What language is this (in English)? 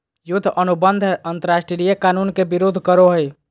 Magahi